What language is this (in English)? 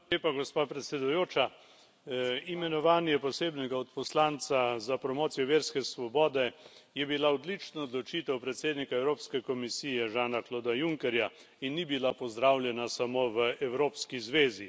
Slovenian